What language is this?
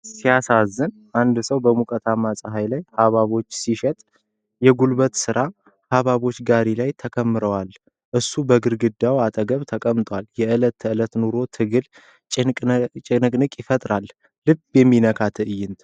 Amharic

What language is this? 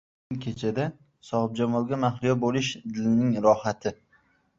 Uzbek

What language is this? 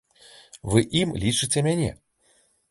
Belarusian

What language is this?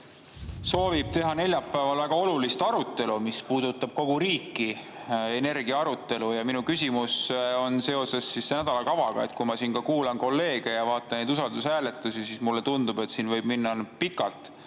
Estonian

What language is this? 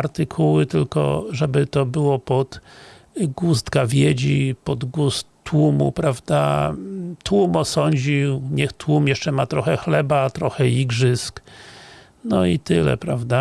Polish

